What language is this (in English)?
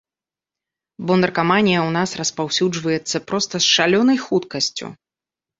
Belarusian